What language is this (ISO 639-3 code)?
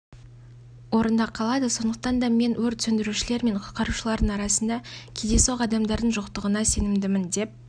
kaz